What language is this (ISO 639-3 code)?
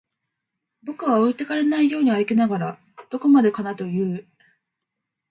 jpn